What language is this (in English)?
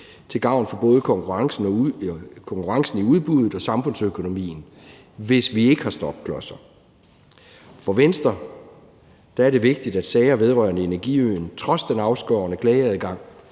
Danish